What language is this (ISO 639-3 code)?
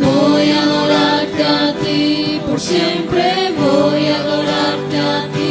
spa